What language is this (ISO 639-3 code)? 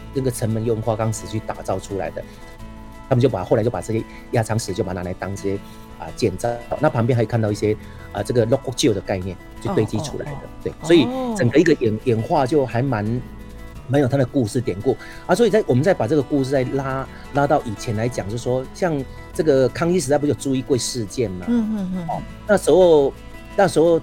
zho